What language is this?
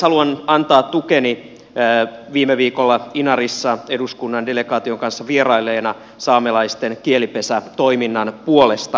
Finnish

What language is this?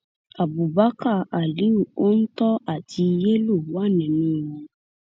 Yoruba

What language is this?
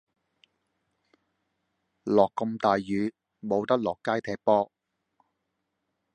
Cantonese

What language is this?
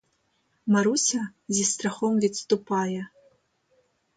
Ukrainian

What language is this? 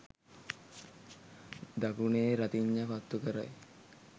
Sinhala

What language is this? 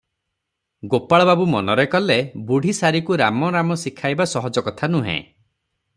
Odia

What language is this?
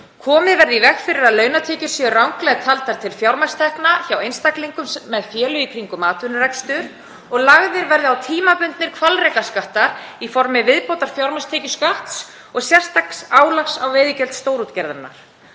Icelandic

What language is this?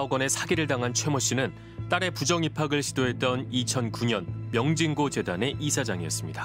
Korean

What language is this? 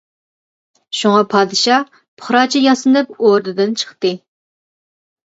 Uyghur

